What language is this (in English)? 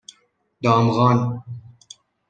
Persian